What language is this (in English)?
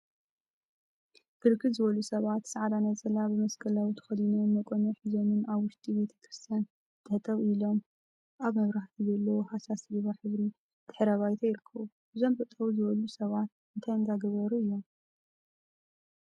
Tigrinya